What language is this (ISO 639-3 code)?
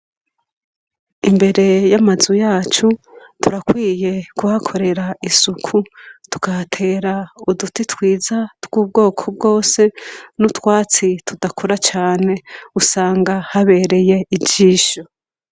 run